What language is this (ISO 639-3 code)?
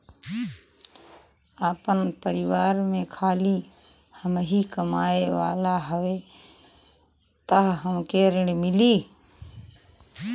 bho